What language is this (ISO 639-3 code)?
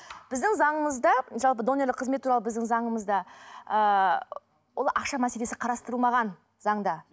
kaz